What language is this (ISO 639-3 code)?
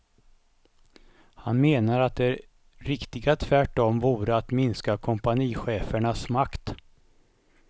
swe